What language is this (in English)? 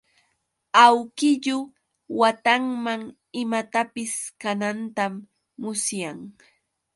Yauyos Quechua